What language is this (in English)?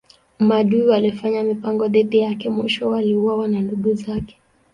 Swahili